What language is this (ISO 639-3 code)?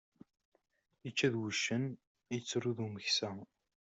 kab